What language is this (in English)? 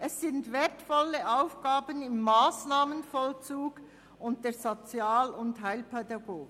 Swiss German